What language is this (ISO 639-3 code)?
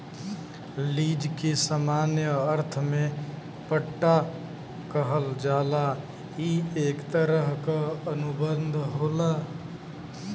bho